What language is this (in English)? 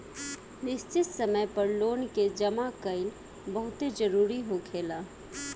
Bhojpuri